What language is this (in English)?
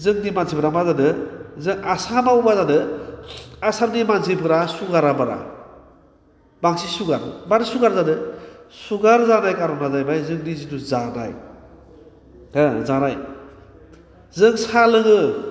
Bodo